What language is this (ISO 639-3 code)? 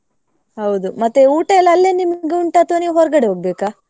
kan